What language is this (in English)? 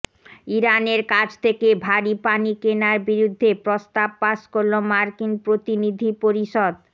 Bangla